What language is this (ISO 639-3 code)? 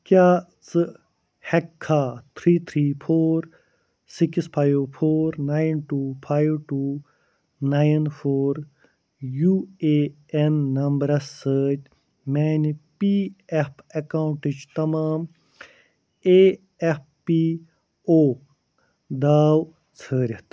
kas